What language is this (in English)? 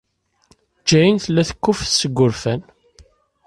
Kabyle